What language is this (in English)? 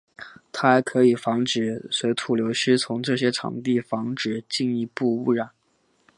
Chinese